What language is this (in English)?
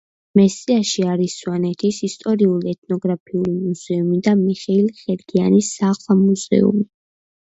Georgian